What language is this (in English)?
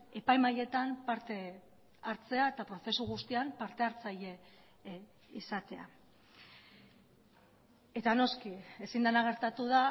Basque